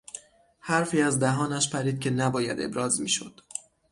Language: Persian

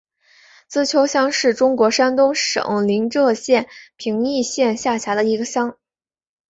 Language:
Chinese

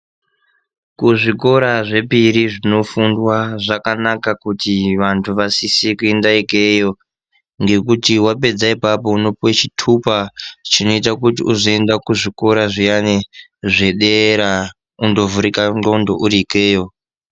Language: Ndau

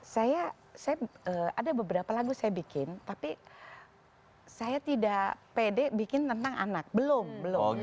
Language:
Indonesian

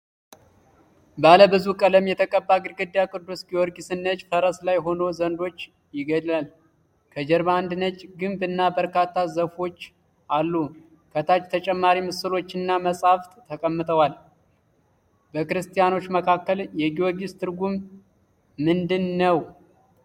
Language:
Amharic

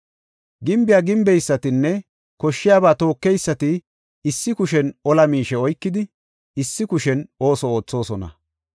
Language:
Gofa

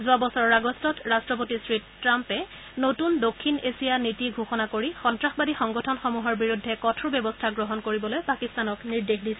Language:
Assamese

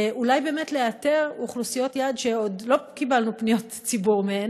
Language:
Hebrew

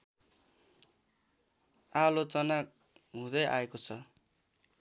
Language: Nepali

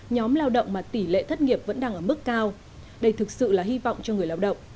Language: Vietnamese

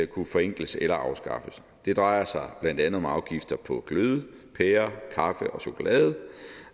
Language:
Danish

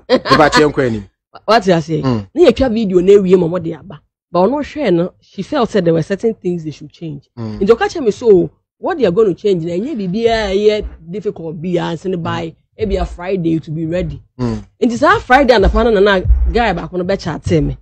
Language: English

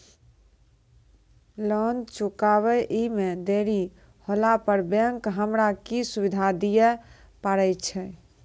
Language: Maithili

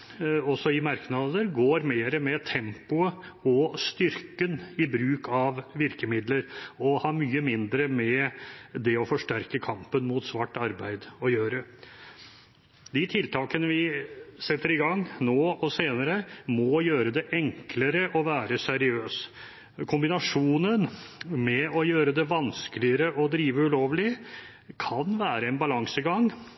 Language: Norwegian Bokmål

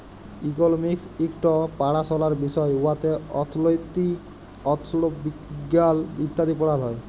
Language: Bangla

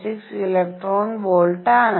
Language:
Malayalam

